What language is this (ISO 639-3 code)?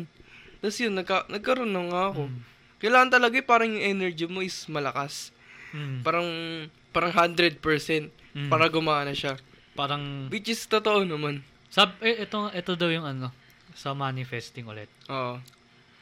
fil